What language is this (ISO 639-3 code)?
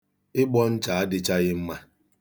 ibo